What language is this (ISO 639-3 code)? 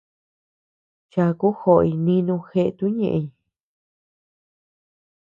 cux